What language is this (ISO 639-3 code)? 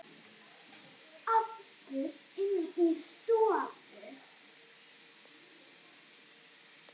isl